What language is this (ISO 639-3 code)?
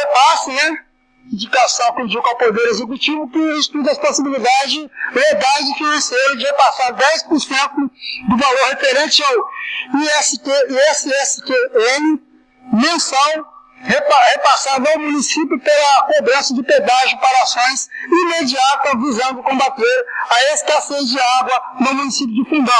por